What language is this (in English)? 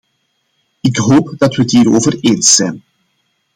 Dutch